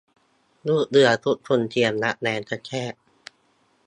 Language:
Thai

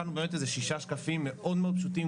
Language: Hebrew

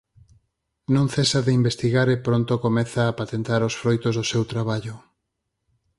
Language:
Galician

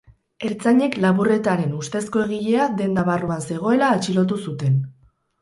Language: Basque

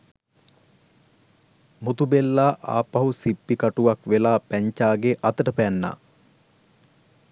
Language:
Sinhala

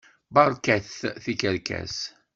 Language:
Kabyle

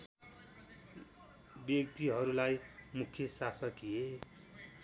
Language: Nepali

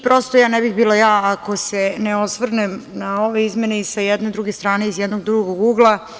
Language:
Serbian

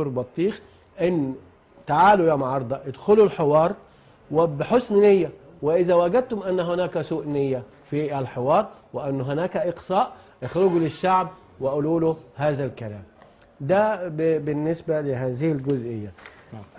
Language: Arabic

